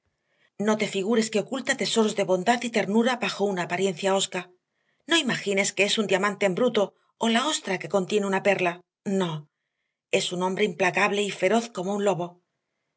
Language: Spanish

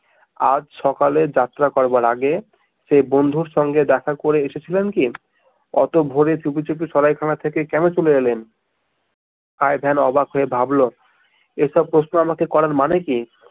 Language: Bangla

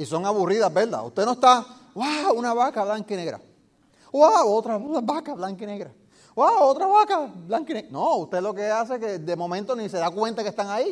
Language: Spanish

